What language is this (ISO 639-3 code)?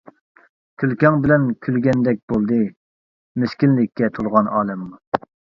uig